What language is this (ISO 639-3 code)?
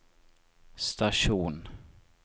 nor